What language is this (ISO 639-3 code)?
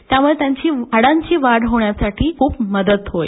mar